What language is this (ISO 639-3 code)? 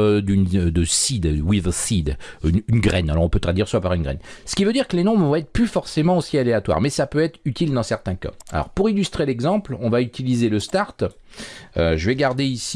fra